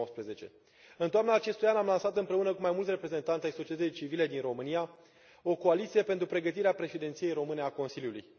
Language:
Romanian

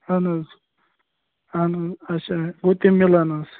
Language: Kashmiri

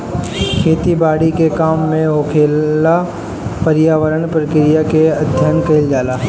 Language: Bhojpuri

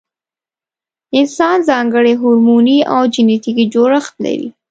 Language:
Pashto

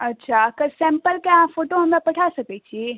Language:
Maithili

